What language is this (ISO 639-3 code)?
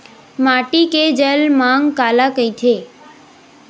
hne